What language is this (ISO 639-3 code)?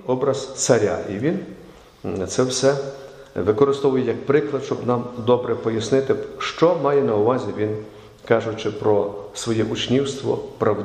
ukr